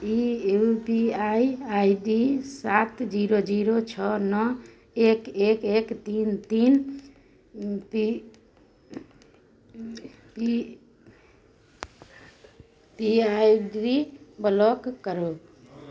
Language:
Maithili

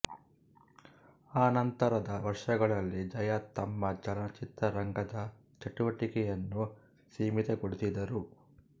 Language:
Kannada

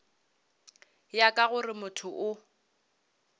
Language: Northern Sotho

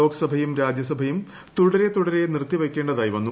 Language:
Malayalam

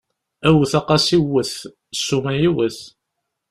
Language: Kabyle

